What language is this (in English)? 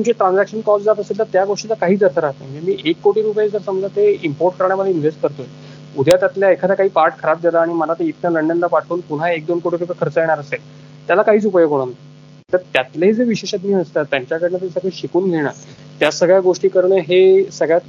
Marathi